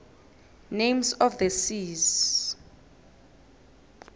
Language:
South Ndebele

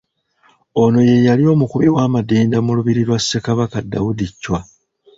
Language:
Ganda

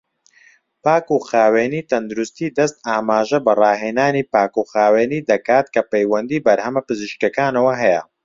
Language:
Central Kurdish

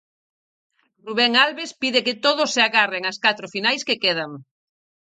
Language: Galician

